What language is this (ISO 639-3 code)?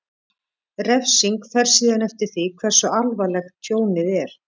isl